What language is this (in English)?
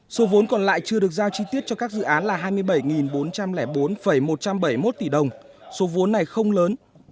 Vietnamese